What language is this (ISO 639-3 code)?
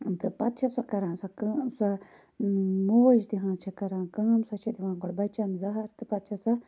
kas